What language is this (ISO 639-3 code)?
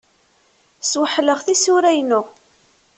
kab